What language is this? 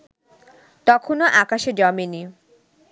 Bangla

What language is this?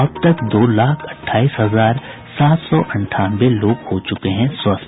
Hindi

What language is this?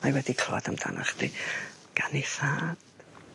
Welsh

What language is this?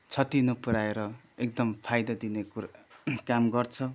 Nepali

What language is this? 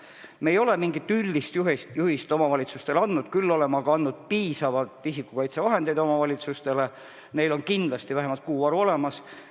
Estonian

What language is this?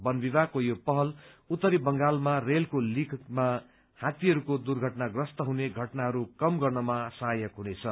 Nepali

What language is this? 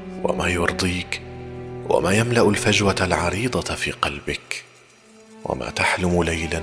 Arabic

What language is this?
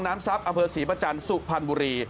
Thai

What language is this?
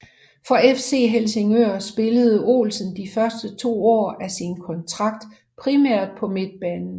Danish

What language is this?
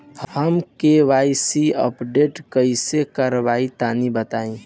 Bhojpuri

